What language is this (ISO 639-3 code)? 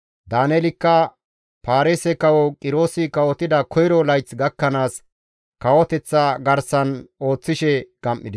gmv